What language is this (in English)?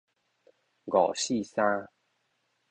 Min Nan Chinese